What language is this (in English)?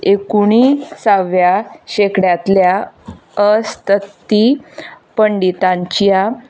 Konkani